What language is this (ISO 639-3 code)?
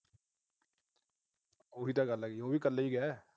pan